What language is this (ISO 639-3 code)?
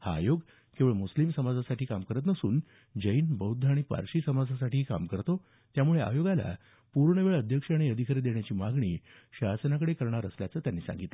mar